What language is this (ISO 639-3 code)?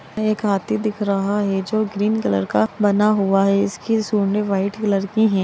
mag